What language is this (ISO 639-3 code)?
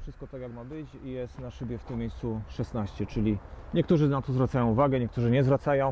pol